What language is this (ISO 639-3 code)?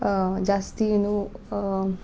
kan